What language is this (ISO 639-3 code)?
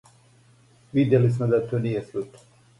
srp